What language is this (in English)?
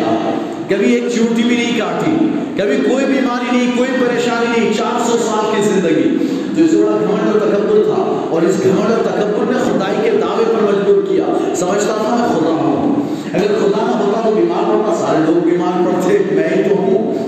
Urdu